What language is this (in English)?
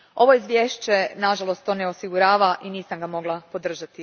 Croatian